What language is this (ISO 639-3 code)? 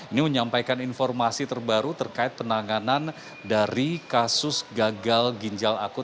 ind